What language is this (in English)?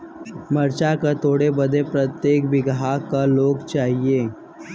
Bhojpuri